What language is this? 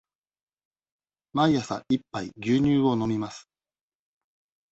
Japanese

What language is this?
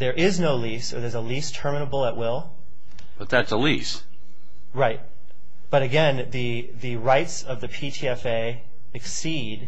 English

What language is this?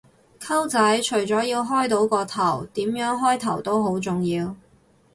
Cantonese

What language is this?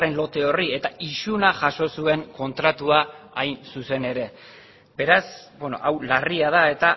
Basque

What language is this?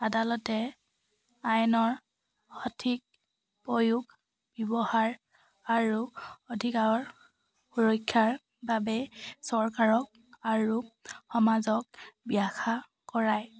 Assamese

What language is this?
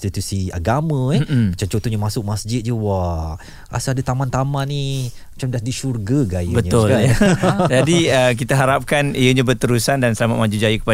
Malay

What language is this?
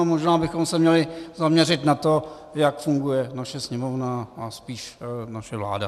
Czech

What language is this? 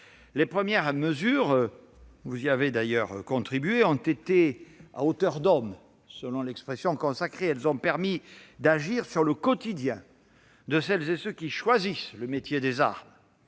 French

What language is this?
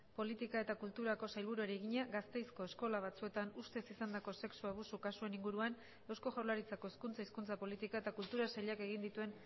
Basque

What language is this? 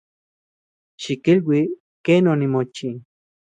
Central Puebla Nahuatl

